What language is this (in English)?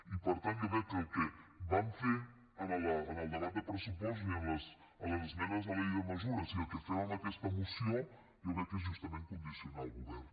Catalan